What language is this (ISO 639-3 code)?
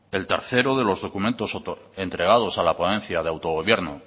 spa